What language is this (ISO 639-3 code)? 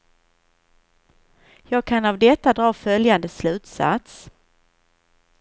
swe